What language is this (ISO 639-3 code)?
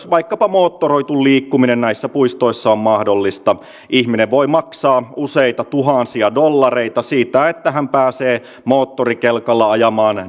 fin